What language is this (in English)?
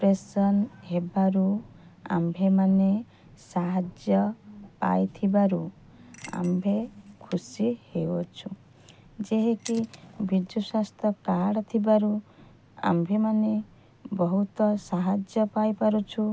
Odia